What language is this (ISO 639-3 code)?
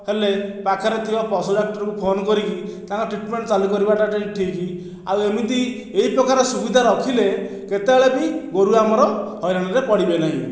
ori